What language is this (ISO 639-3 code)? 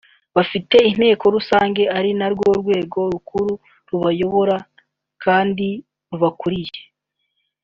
kin